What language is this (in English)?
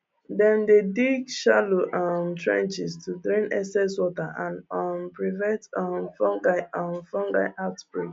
Nigerian Pidgin